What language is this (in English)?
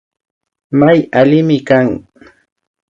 Imbabura Highland Quichua